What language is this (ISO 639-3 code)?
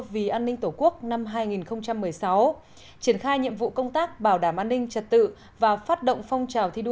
vie